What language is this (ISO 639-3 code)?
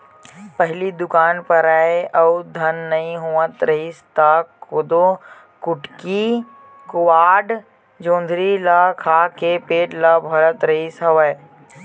hne